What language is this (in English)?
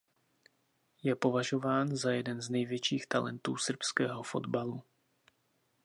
Czech